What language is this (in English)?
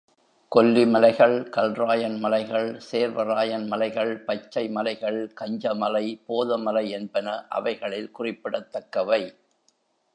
Tamil